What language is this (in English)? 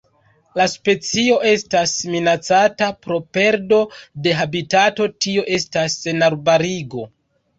Esperanto